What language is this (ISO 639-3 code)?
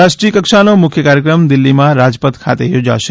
guj